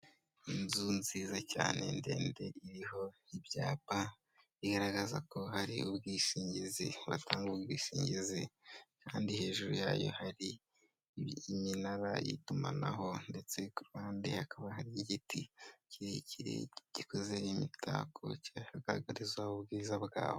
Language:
Kinyarwanda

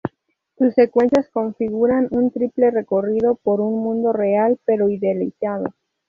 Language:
Spanish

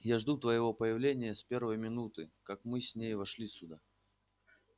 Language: Russian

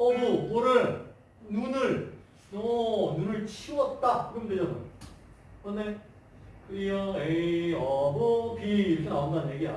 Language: Korean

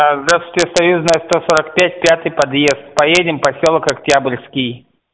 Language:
Russian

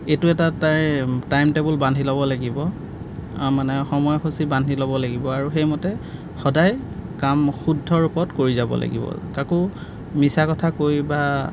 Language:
Assamese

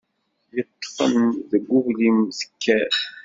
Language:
Kabyle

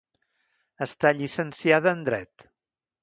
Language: Catalan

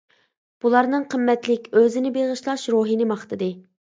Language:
Uyghur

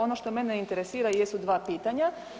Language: Croatian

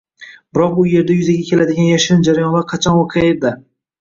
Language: Uzbek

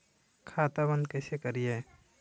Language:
Magahi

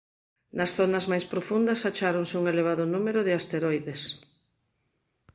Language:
Galician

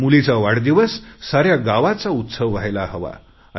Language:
Marathi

